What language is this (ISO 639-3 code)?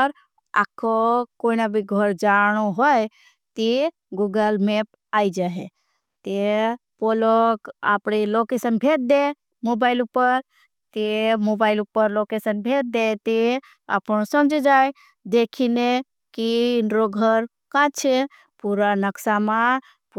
bhb